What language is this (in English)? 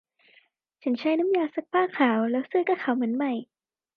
Thai